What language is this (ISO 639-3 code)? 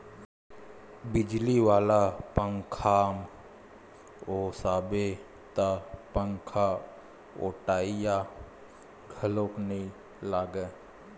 hne